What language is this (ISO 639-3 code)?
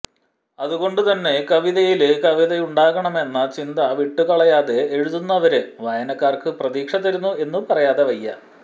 mal